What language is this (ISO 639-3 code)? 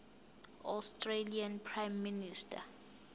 zul